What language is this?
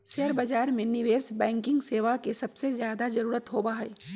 Magahi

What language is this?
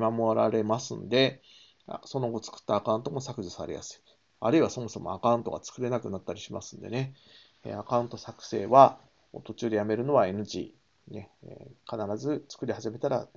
Japanese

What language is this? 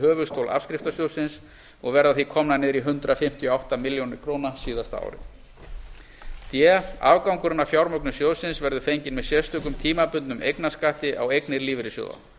Icelandic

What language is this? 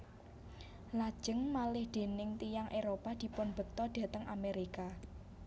Javanese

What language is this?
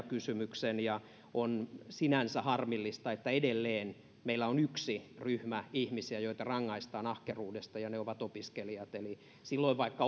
Finnish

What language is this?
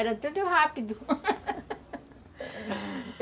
Portuguese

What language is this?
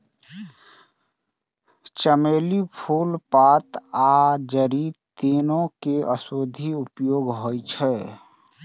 Maithili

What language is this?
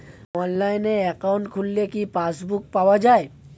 Bangla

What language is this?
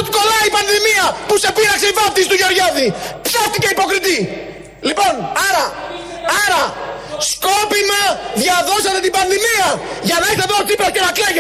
Greek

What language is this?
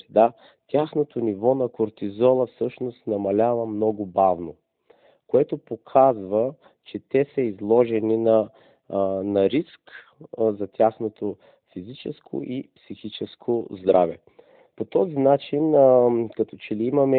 Bulgarian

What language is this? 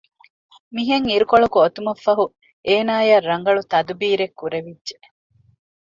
Divehi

